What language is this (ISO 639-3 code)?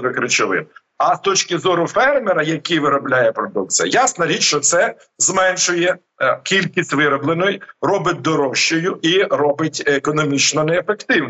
ukr